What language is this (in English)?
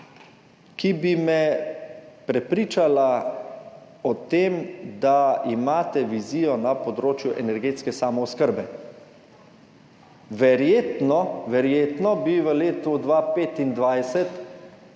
Slovenian